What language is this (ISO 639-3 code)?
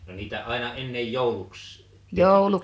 fin